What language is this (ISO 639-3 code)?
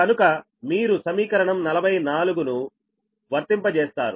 tel